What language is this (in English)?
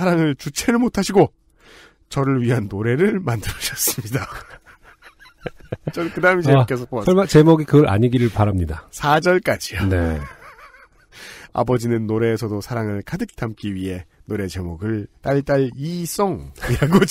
Korean